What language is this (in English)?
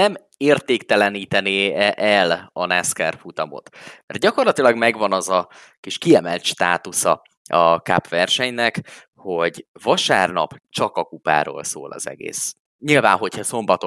Hungarian